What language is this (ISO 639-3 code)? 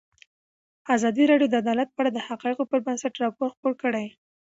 pus